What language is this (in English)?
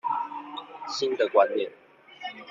Chinese